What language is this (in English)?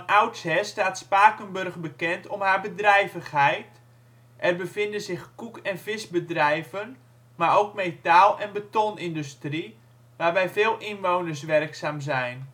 Dutch